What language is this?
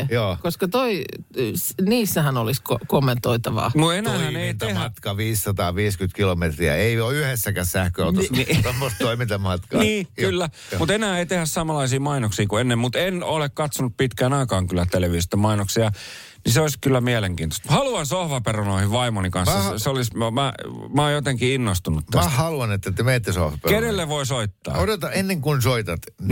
Finnish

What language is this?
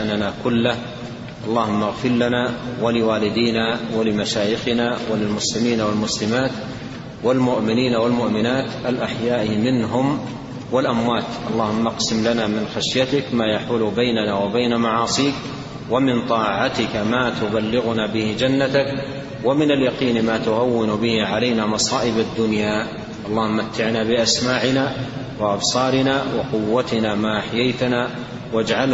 Arabic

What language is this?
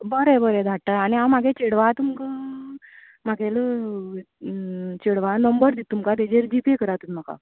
Konkani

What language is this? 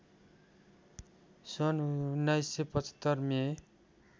Nepali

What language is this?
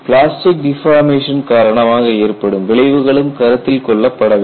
Tamil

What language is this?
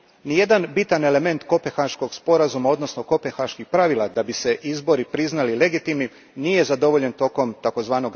Croatian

